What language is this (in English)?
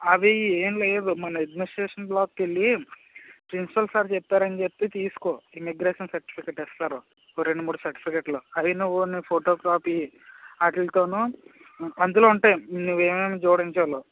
Telugu